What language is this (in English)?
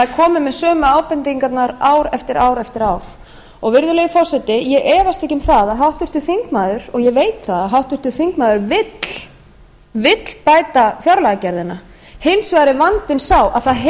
Icelandic